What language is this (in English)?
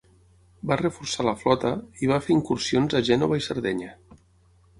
Catalan